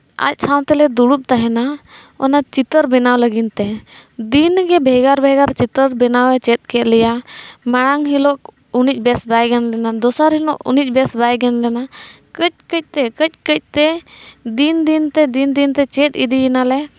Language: Santali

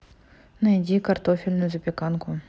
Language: Russian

